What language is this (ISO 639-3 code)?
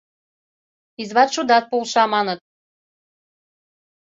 chm